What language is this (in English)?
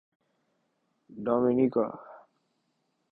Urdu